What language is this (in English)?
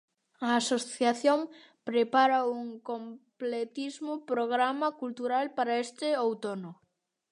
Galician